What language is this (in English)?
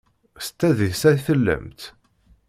Kabyle